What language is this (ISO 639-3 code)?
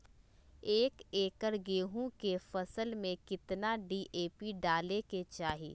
mag